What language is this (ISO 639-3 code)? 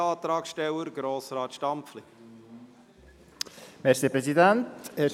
gsw